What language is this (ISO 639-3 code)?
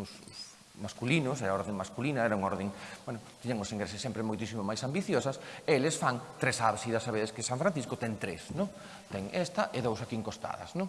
spa